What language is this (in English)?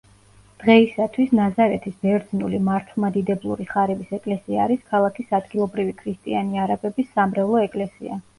Georgian